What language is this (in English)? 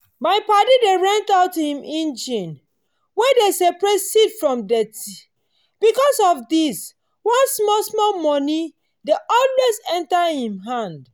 Nigerian Pidgin